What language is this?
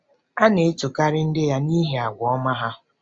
Igbo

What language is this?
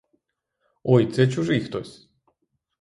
Ukrainian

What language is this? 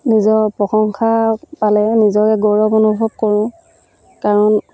Assamese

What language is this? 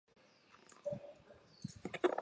Chinese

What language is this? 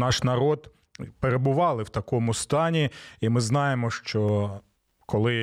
Ukrainian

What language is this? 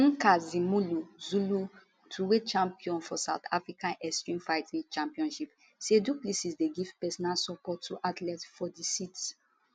Nigerian Pidgin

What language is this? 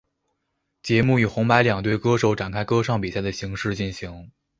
Chinese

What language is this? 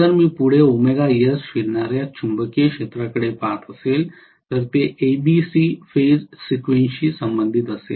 Marathi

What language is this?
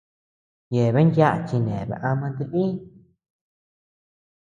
Tepeuxila Cuicatec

